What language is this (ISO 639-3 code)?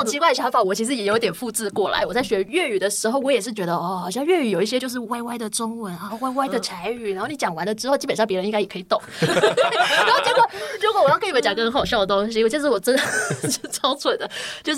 zho